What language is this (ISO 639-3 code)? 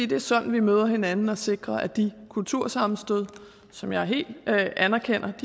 dan